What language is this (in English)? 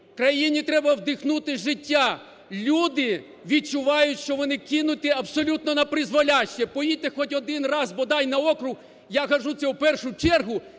Ukrainian